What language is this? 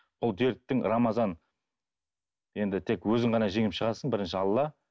Kazakh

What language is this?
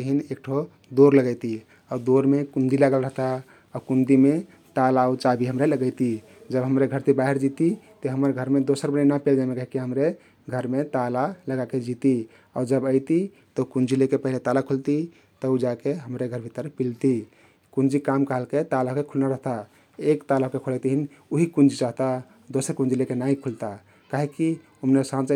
Kathoriya Tharu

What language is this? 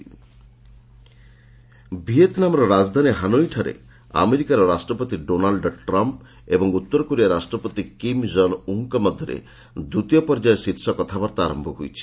Odia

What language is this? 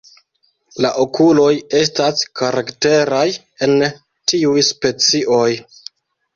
Esperanto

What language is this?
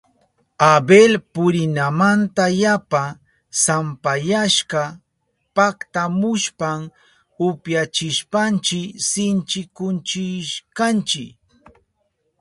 Southern Pastaza Quechua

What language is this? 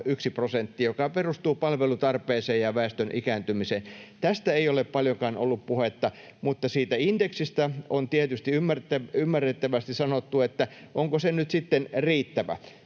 Finnish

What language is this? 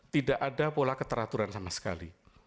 Indonesian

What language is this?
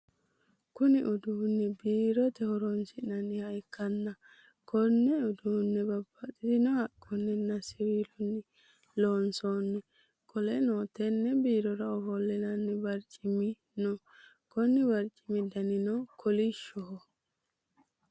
Sidamo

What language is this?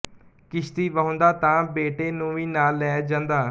Punjabi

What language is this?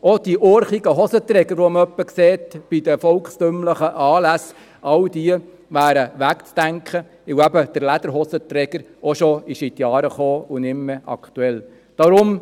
Swiss German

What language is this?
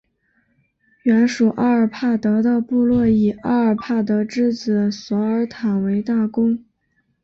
Chinese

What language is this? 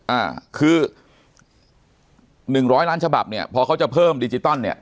Thai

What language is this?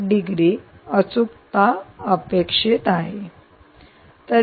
Marathi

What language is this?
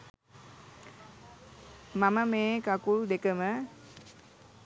Sinhala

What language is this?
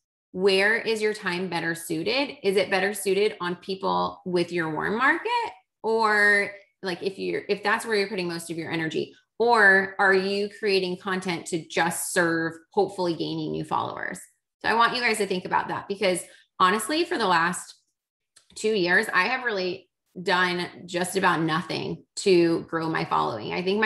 English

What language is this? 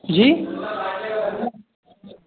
Urdu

